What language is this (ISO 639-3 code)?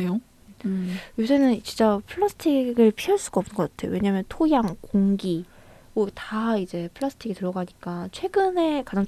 kor